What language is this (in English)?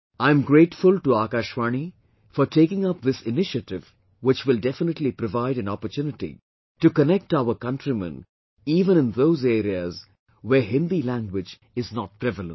English